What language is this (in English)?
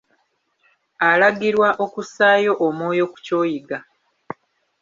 Ganda